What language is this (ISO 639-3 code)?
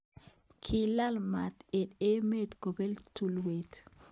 kln